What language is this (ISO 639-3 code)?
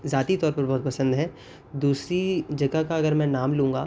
urd